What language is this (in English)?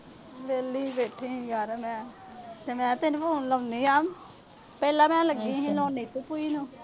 Punjabi